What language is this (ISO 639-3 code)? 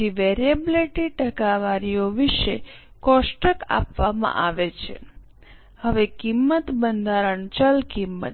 guj